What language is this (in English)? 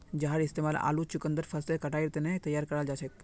Magahi